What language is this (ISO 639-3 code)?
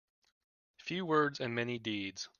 eng